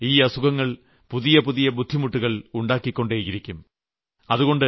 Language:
Malayalam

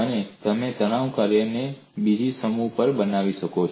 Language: Gujarati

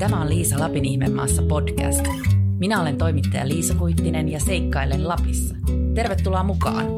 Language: Finnish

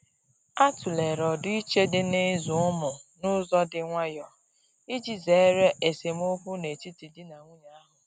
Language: Igbo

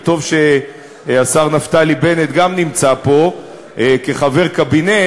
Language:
Hebrew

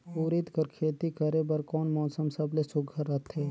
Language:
Chhattisgarhi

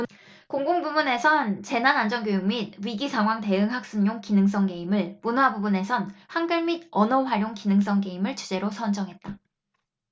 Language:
Korean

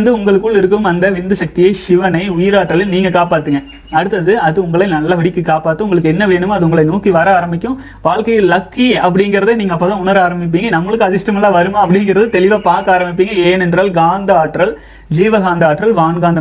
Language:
Tamil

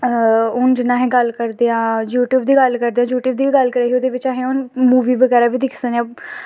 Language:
Dogri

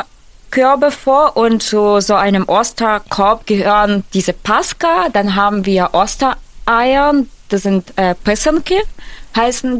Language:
German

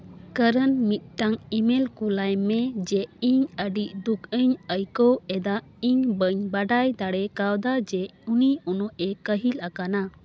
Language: Santali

